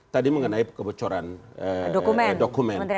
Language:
Indonesian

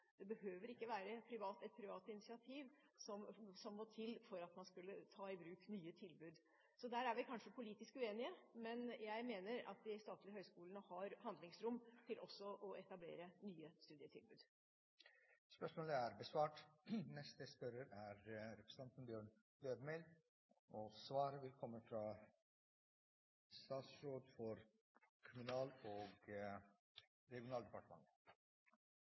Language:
Norwegian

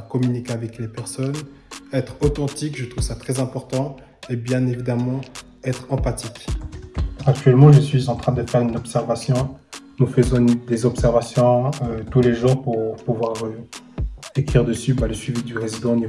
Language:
French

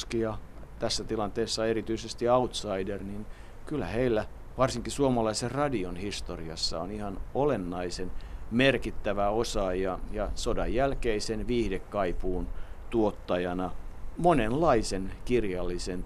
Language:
Finnish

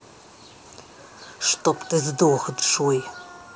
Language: Russian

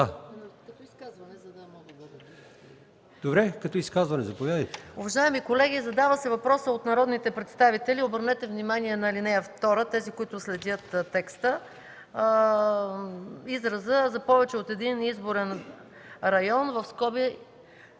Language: Bulgarian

